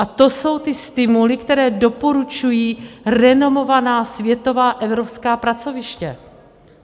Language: Czech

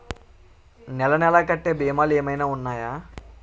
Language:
Telugu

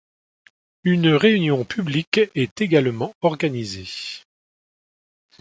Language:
French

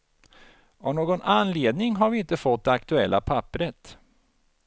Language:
Swedish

